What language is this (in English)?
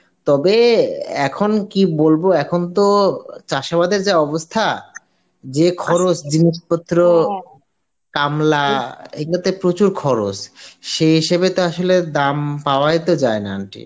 Bangla